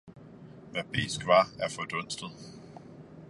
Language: Danish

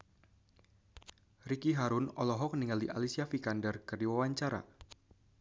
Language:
Sundanese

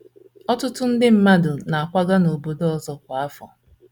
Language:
Igbo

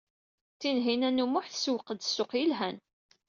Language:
Kabyle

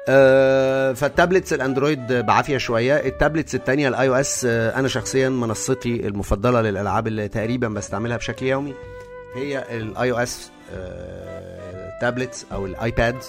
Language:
Arabic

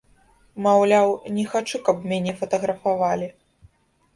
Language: Belarusian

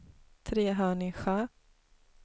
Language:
Swedish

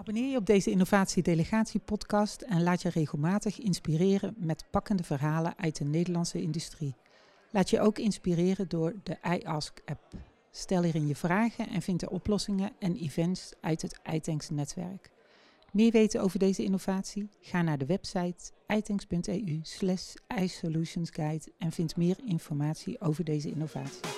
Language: Dutch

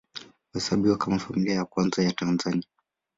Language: Swahili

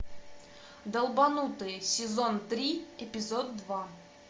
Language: Russian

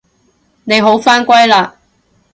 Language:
Cantonese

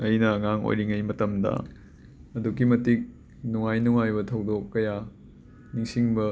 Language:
Manipuri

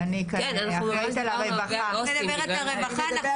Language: Hebrew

